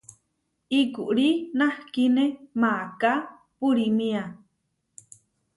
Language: Huarijio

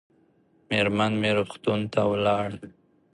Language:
Pashto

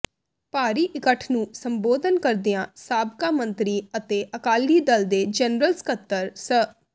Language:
Punjabi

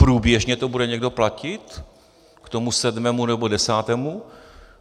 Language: Czech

